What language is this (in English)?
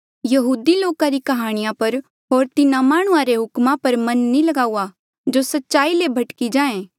Mandeali